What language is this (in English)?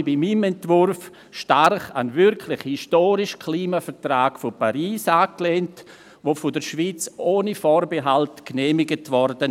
Swiss German